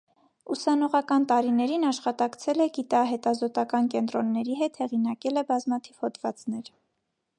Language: Armenian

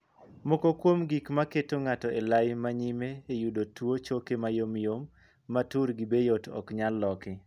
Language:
Luo (Kenya and Tanzania)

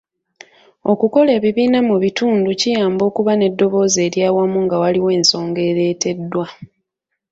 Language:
Ganda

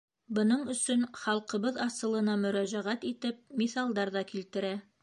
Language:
Bashkir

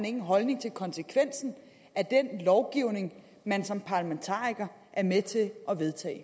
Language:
Danish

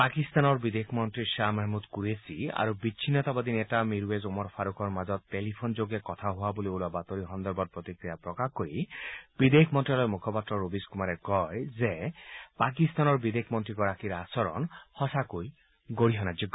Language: Assamese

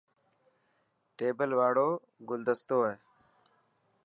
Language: Dhatki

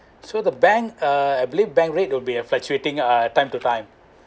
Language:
English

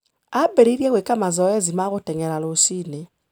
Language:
Kikuyu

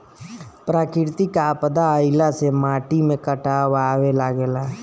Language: Bhojpuri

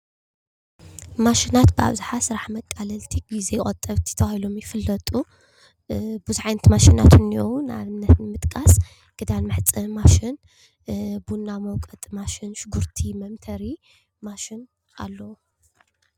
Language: Tigrinya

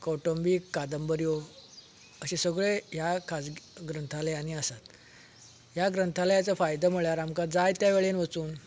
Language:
Konkani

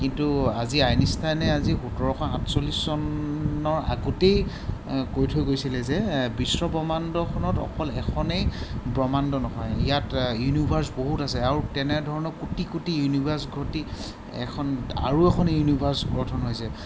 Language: Assamese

